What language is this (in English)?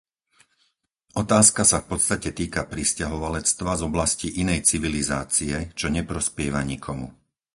Slovak